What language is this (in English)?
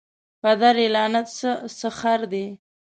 Pashto